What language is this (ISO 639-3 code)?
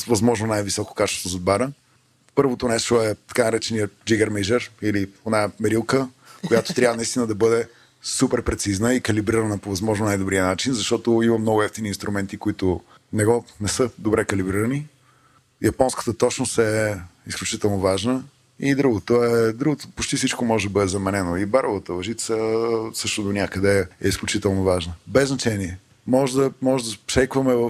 bul